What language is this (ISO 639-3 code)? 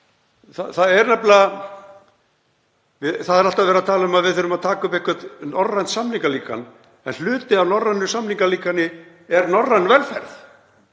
isl